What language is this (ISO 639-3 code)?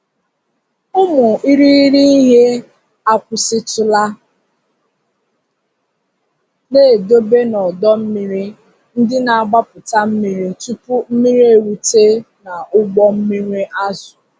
ibo